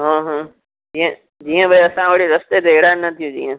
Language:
Sindhi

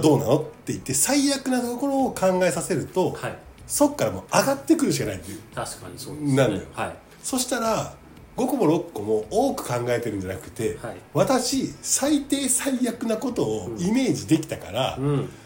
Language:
Japanese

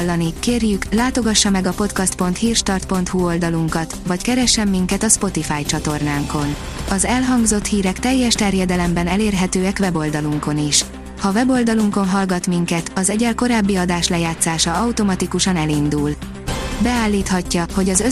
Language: Hungarian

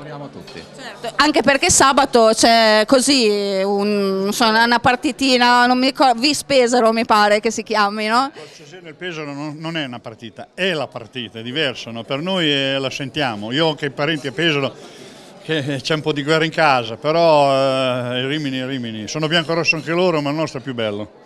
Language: Italian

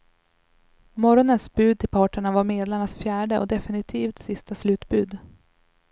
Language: Swedish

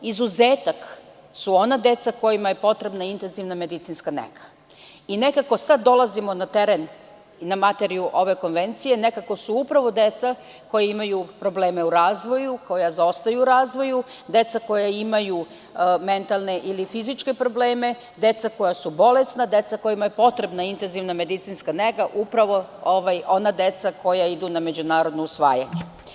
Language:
Serbian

